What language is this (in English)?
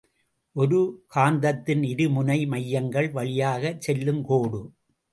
Tamil